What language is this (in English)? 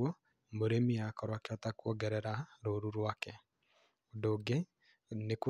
Kikuyu